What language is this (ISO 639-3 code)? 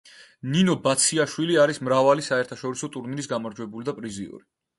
kat